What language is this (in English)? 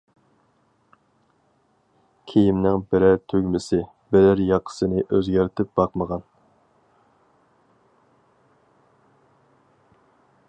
Uyghur